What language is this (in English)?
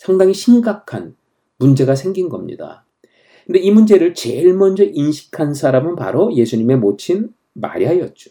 Korean